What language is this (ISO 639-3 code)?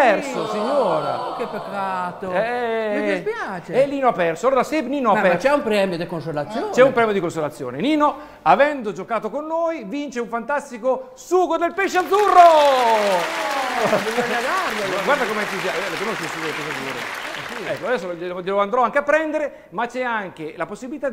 ita